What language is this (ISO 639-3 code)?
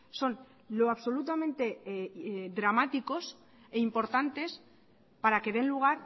spa